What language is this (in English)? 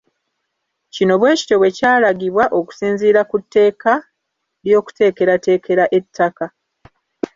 Ganda